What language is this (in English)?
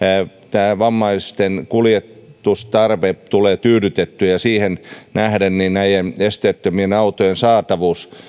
Finnish